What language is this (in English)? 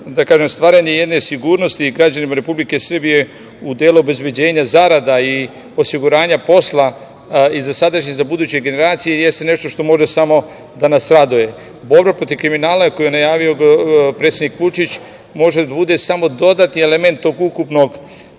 Serbian